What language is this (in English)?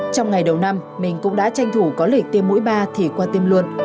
Vietnamese